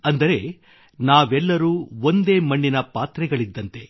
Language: Kannada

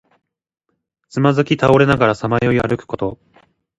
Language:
Japanese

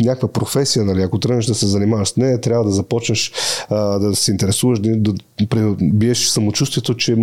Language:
Bulgarian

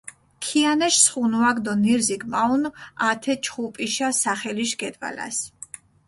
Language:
Mingrelian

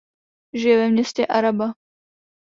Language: Czech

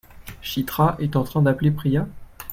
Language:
French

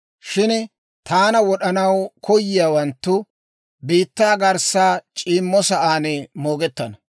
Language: Dawro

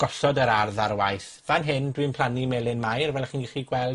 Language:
Welsh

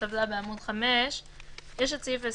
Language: Hebrew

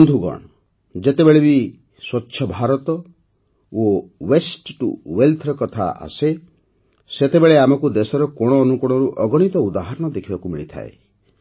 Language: Odia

